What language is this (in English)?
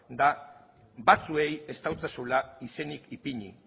Basque